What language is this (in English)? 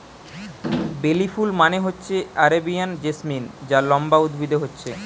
Bangla